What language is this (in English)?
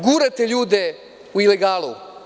Serbian